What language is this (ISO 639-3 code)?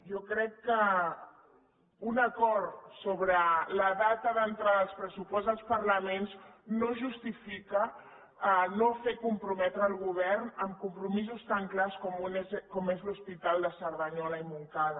cat